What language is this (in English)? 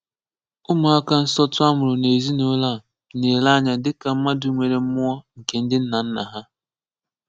Igbo